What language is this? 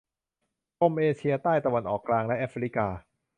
Thai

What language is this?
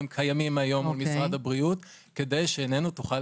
Hebrew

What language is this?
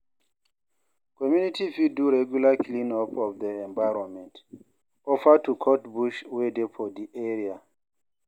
Nigerian Pidgin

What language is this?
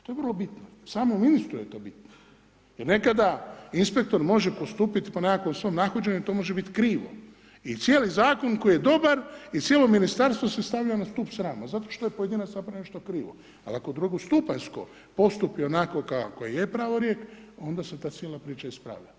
Croatian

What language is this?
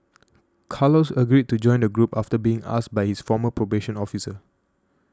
English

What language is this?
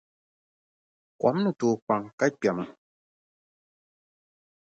Dagbani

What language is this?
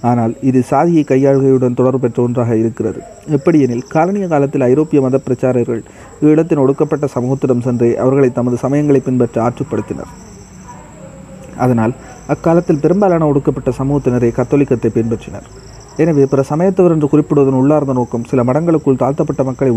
Tamil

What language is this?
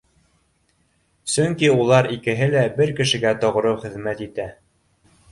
Bashkir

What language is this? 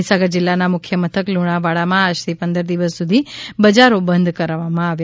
Gujarati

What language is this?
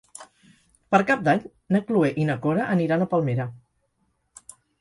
Catalan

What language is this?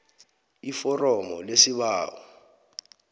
South Ndebele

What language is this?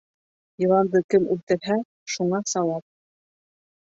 Bashkir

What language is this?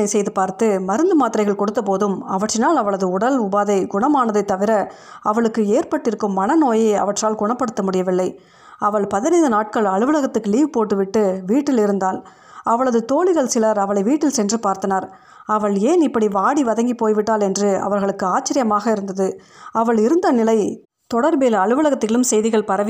Tamil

